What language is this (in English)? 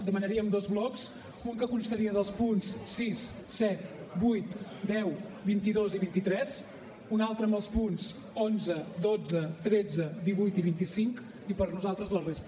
Catalan